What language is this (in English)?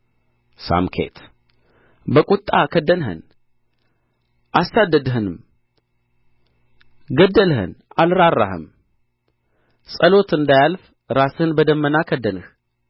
Amharic